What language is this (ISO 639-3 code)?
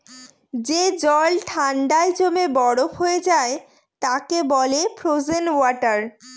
ben